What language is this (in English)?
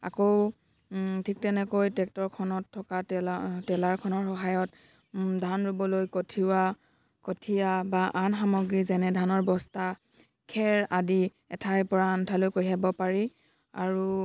Assamese